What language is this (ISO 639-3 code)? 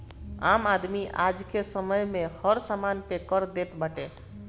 bho